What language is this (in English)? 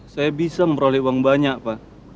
Indonesian